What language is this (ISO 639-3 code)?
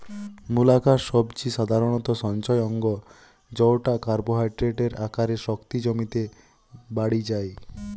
ben